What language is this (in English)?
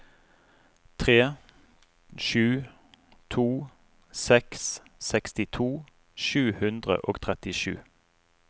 Norwegian